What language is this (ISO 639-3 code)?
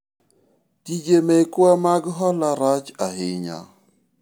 luo